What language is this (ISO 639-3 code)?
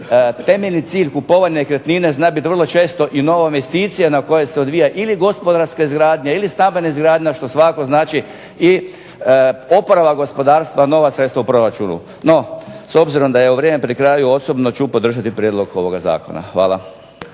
hrv